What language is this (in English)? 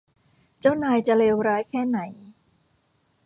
Thai